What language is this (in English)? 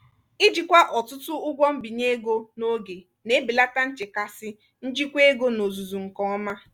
Igbo